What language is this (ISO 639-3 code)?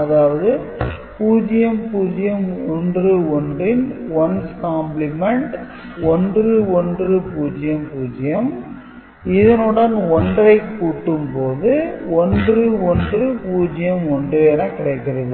tam